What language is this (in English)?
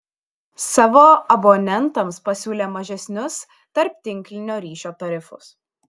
Lithuanian